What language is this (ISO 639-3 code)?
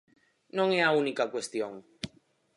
glg